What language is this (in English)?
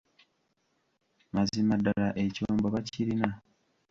Ganda